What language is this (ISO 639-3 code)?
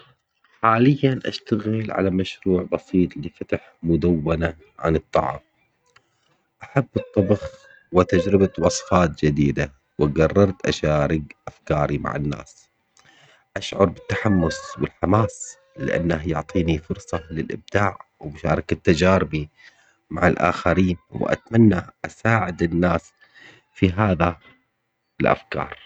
acx